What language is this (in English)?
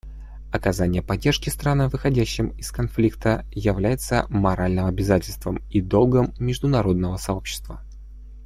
Russian